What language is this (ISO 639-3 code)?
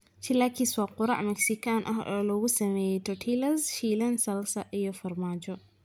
som